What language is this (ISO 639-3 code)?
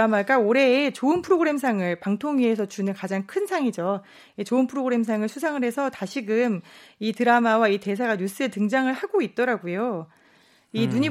kor